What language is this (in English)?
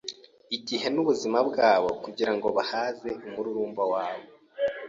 Kinyarwanda